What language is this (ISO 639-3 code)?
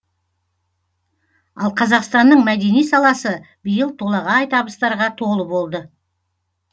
kaz